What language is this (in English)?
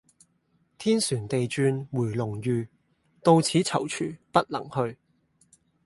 Cantonese